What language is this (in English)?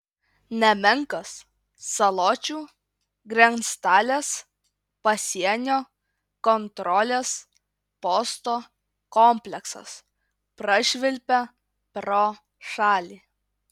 Lithuanian